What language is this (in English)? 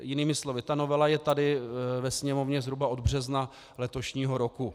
Czech